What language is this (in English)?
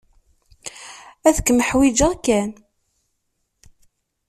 Kabyle